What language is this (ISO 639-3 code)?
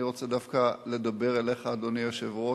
heb